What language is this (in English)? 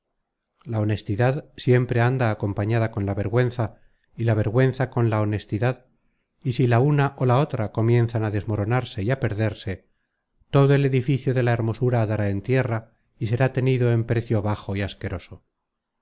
Spanish